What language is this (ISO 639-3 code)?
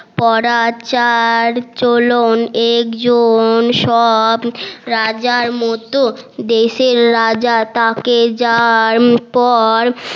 ben